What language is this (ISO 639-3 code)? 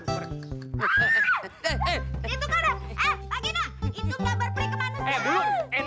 ind